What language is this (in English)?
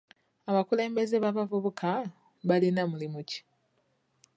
Ganda